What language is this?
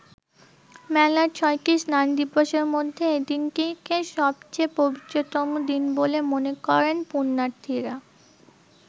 Bangla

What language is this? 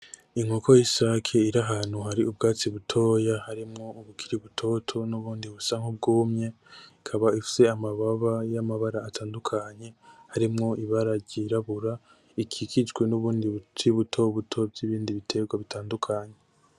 Rundi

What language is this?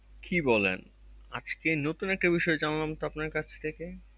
Bangla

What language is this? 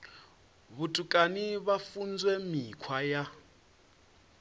Venda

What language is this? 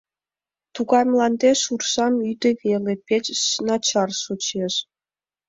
Mari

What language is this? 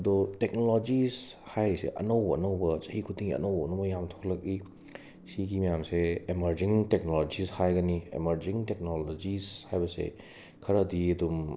Manipuri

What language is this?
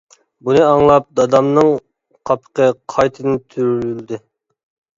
Uyghur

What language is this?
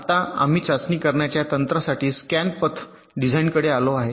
Marathi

